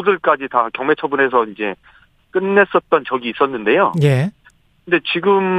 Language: Korean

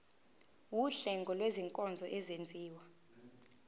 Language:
Zulu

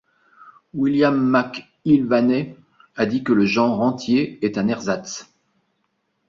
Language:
French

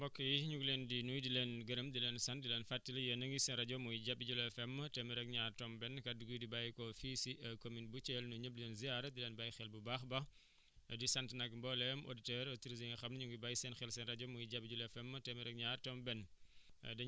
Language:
Wolof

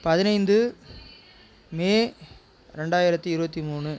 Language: Tamil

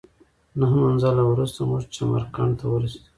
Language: Pashto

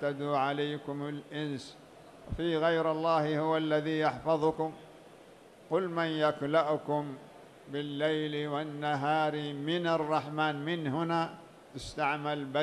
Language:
Arabic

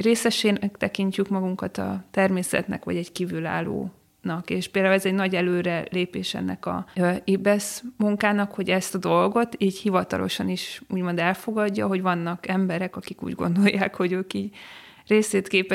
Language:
Hungarian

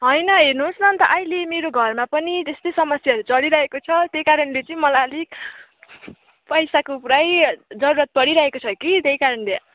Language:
Nepali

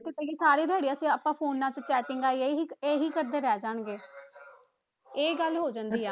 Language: Punjabi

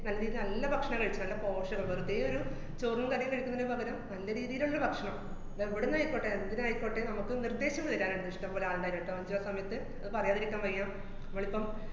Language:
Malayalam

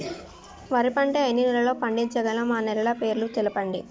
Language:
Telugu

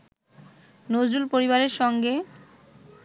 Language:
Bangla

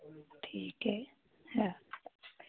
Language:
Hindi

